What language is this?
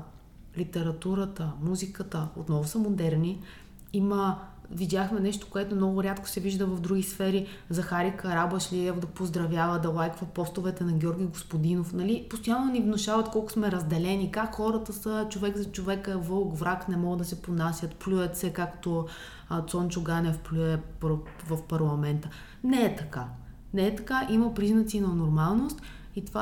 Bulgarian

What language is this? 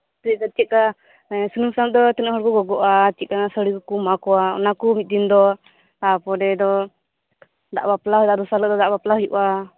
Santali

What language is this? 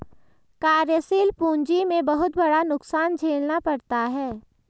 Hindi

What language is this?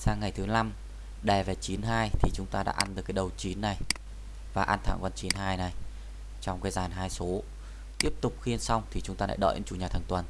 Vietnamese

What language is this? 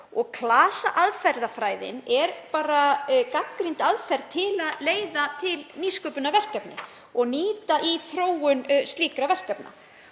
Icelandic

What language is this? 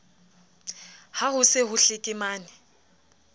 Southern Sotho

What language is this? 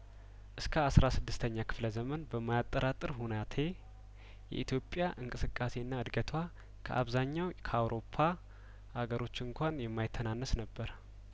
Amharic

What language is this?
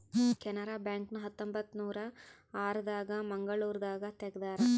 Kannada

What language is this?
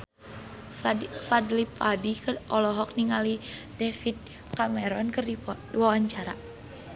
Sundanese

